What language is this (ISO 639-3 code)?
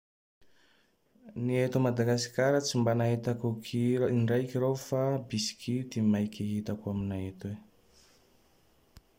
tdx